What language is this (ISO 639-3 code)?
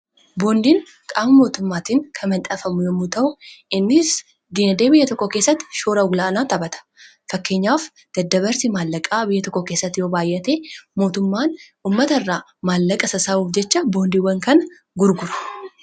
orm